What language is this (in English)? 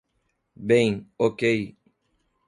Portuguese